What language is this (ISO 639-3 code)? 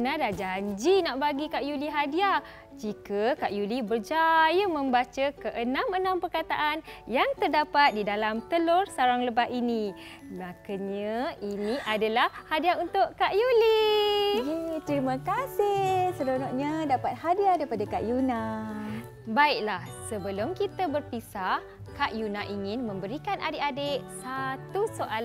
msa